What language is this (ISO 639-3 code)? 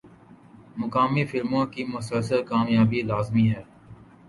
urd